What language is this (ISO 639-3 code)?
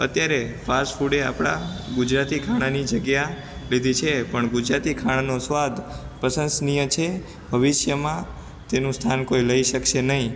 guj